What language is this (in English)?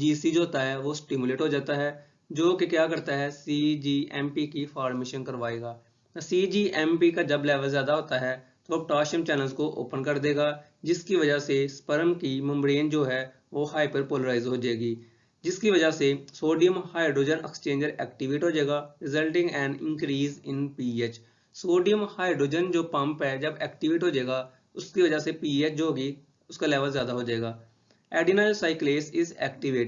Hindi